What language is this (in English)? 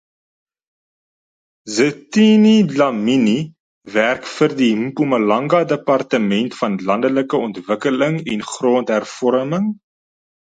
Afrikaans